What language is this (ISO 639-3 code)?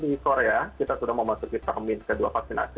ind